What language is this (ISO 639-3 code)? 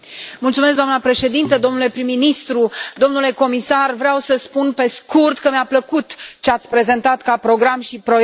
ron